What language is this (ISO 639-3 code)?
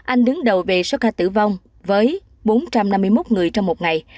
vie